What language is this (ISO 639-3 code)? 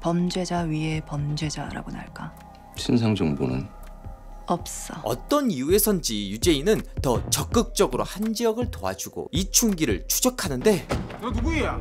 kor